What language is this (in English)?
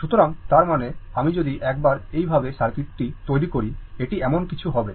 Bangla